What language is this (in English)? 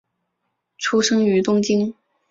Chinese